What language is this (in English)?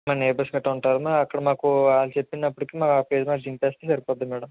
Telugu